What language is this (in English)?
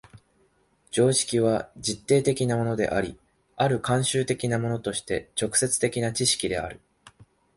Japanese